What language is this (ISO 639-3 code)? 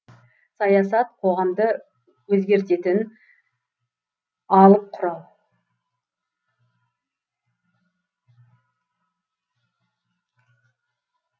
kaz